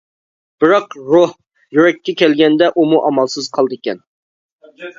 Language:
Uyghur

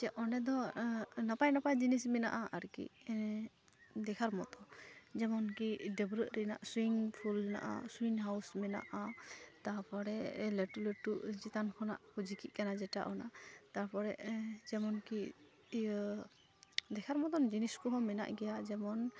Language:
Santali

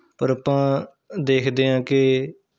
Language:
Punjabi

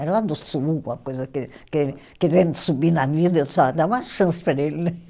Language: Portuguese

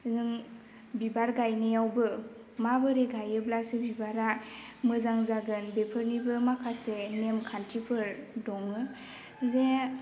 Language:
Bodo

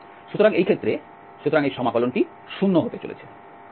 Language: Bangla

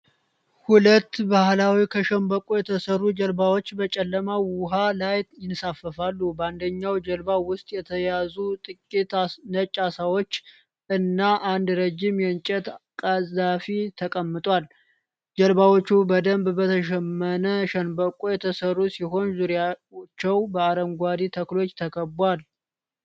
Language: Amharic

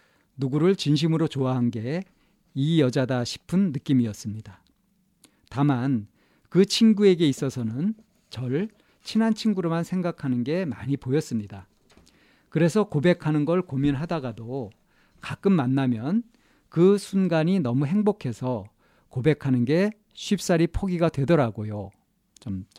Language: Korean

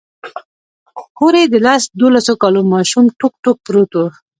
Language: Pashto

